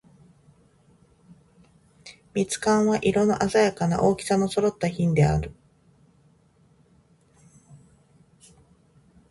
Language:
Japanese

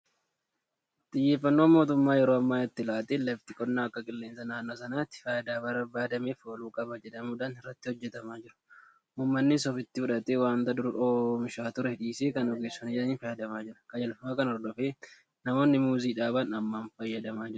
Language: Oromo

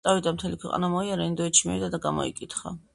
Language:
Georgian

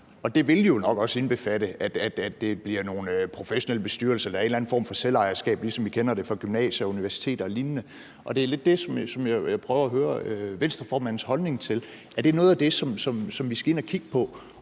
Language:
Danish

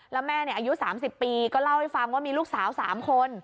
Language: Thai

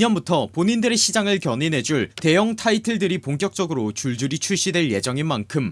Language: Korean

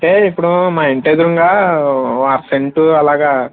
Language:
Telugu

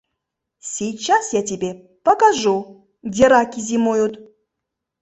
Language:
Mari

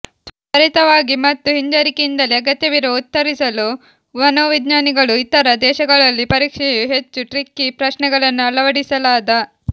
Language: Kannada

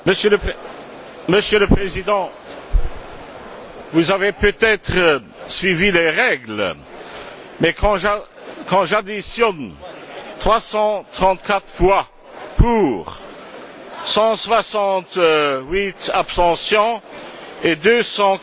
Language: French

